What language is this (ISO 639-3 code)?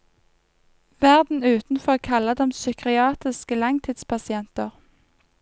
nor